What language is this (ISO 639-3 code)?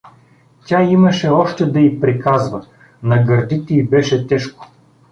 bul